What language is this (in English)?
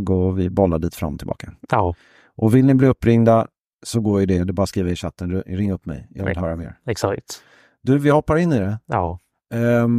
Swedish